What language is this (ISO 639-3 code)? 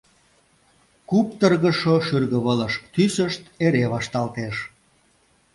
chm